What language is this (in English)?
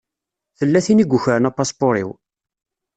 Kabyle